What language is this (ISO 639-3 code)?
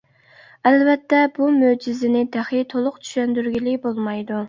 uig